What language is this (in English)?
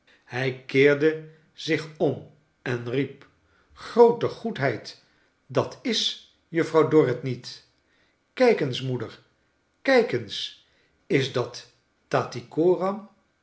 Dutch